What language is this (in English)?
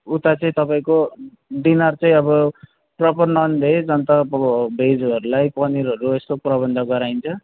Nepali